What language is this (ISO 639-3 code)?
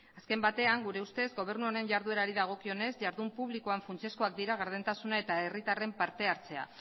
eus